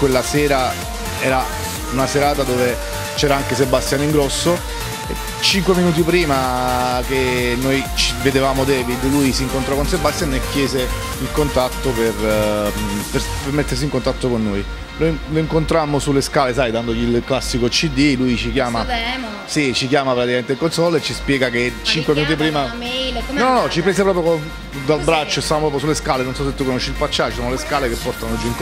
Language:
Italian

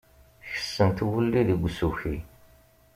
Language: Kabyle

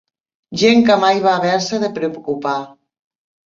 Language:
Catalan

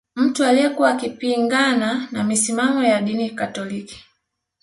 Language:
Swahili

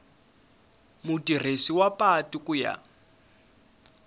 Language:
Tsonga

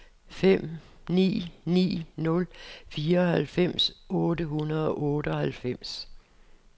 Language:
Danish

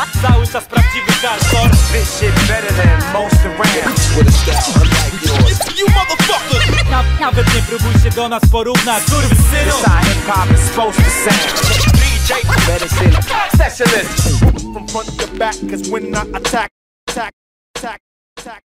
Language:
Polish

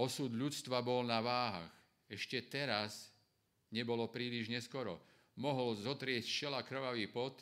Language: Slovak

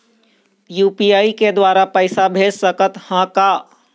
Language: Chhattisgarhi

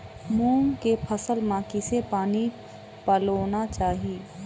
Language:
Chhattisgarhi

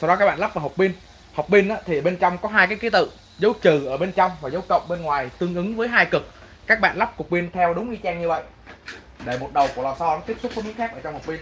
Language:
Vietnamese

